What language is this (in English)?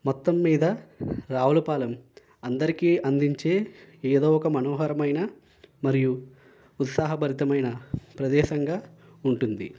Telugu